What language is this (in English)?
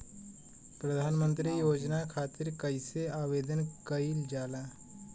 Bhojpuri